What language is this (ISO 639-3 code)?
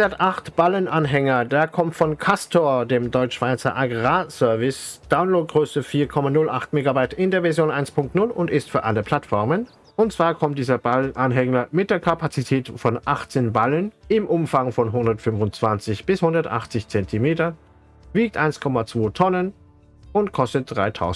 deu